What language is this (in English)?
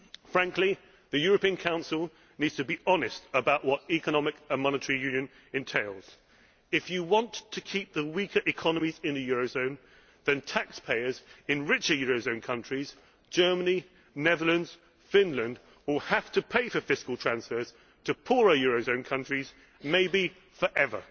English